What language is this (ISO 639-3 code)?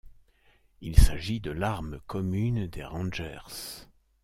fra